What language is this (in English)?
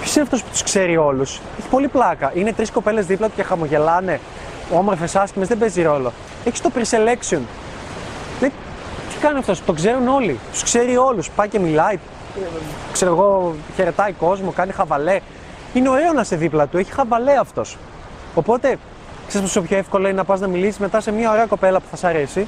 Greek